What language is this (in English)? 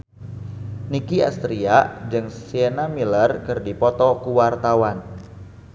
Sundanese